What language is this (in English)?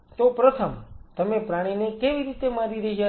Gujarati